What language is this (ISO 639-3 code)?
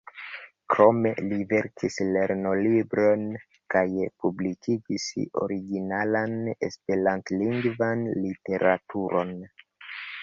epo